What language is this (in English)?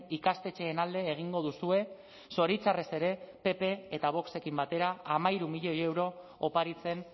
Basque